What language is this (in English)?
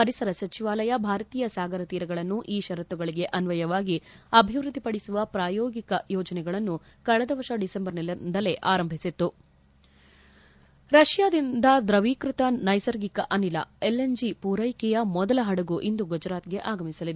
Kannada